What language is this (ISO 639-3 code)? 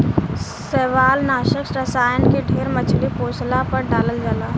bho